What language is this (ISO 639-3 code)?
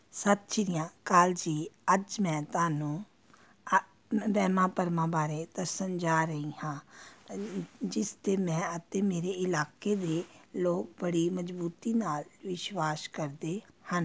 pan